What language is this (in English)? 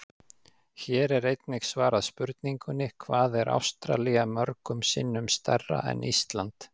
Icelandic